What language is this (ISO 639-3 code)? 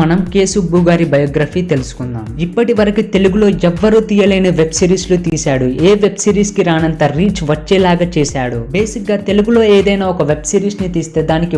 tel